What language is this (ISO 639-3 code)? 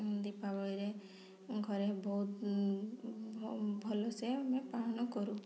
ori